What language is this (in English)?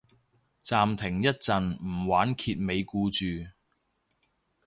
Cantonese